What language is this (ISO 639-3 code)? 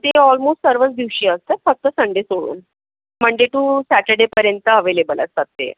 mar